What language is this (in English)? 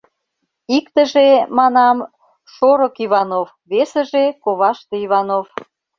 Mari